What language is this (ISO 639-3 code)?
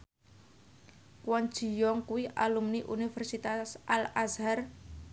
jav